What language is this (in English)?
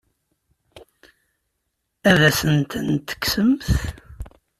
Kabyle